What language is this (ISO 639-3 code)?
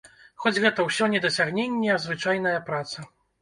bel